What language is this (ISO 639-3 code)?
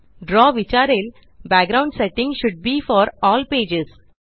mar